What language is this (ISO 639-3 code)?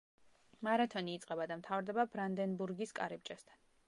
kat